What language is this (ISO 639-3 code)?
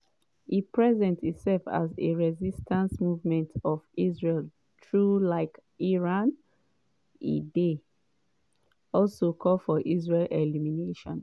pcm